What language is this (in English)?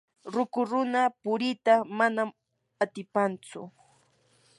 Yanahuanca Pasco Quechua